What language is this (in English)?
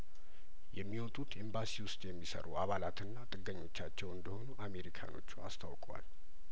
Amharic